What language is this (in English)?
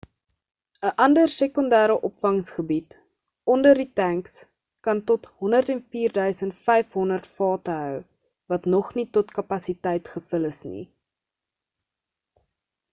Afrikaans